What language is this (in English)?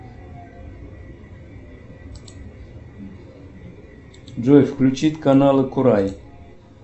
Russian